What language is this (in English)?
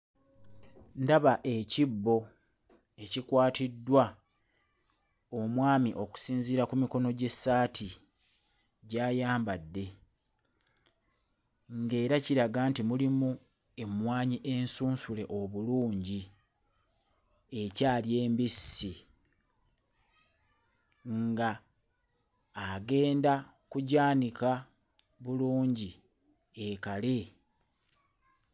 Ganda